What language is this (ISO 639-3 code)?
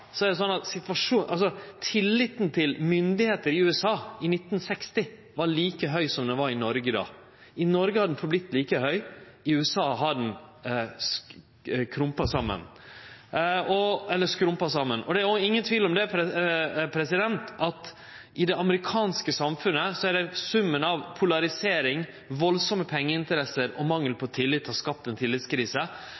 nno